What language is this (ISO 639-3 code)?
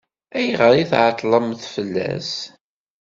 kab